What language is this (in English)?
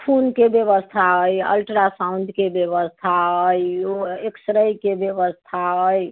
Maithili